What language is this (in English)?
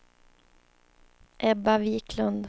Swedish